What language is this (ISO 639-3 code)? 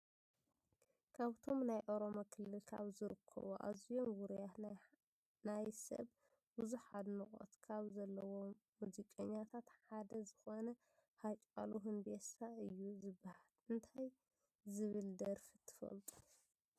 tir